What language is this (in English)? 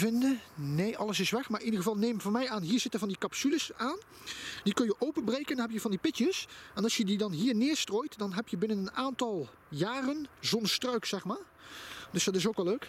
Dutch